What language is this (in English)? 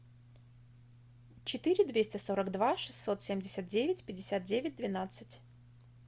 Russian